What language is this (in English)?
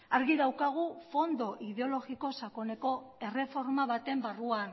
Basque